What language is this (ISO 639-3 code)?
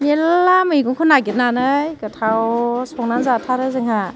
brx